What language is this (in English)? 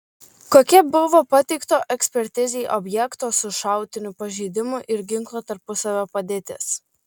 Lithuanian